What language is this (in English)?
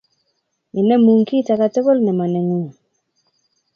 Kalenjin